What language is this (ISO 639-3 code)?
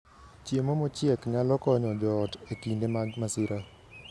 luo